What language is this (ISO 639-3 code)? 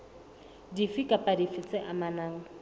sot